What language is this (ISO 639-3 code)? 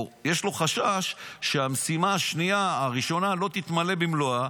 heb